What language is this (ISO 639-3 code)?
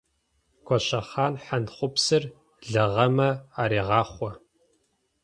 ady